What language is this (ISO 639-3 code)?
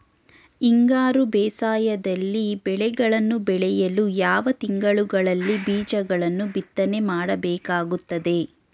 kan